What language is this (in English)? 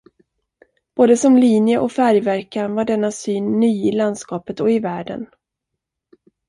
Swedish